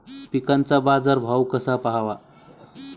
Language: Marathi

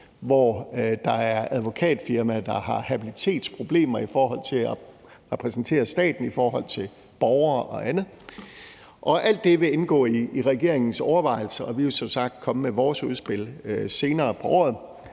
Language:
Danish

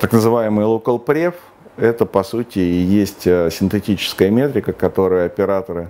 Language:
Russian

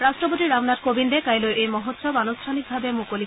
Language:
Assamese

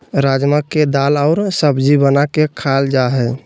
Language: Magahi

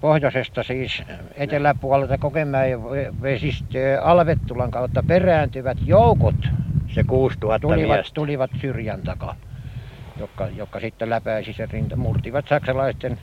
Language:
Finnish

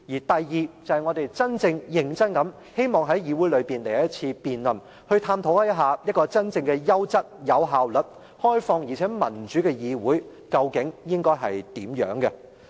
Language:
Cantonese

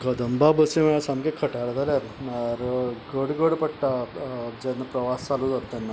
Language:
Konkani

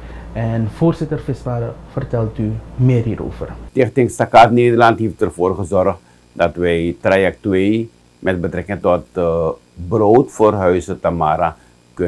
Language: Dutch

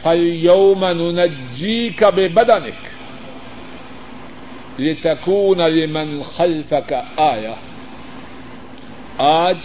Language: Urdu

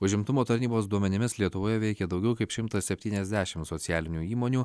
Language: Lithuanian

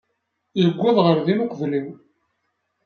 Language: Kabyle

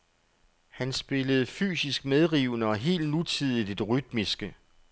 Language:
Danish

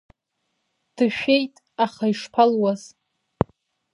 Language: Abkhazian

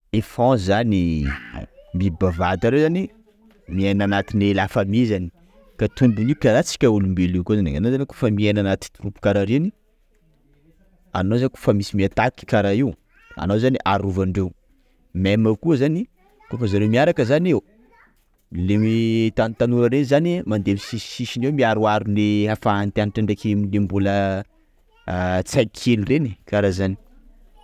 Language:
Sakalava Malagasy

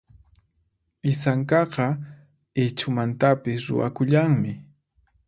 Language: Puno Quechua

